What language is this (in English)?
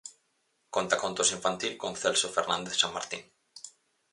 Galician